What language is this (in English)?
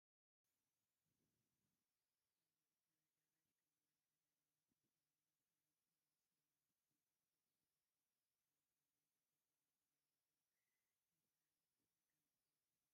Tigrinya